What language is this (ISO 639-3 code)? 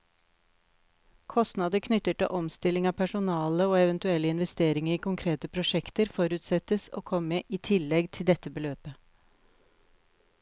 nor